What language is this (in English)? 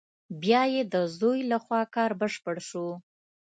Pashto